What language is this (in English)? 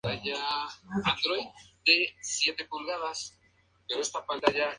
Spanish